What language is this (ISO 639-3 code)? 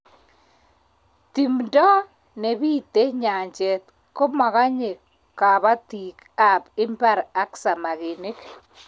kln